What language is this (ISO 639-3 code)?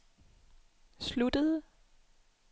dan